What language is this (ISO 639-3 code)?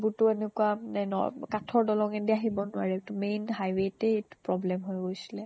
asm